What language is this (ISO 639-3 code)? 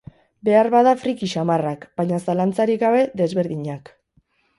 eus